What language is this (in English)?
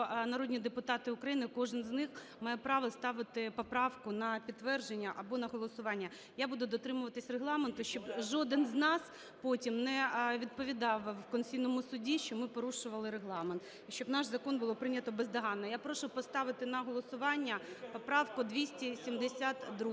Ukrainian